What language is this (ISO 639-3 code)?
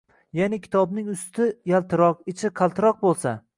uzb